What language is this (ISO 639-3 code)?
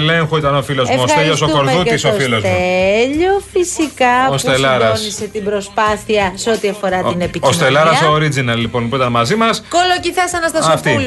ell